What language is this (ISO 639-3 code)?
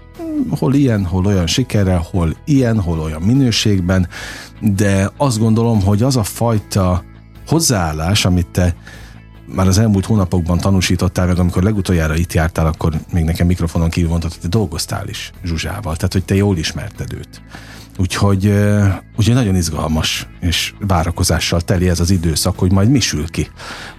hun